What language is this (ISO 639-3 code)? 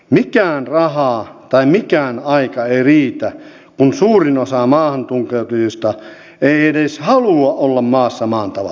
fin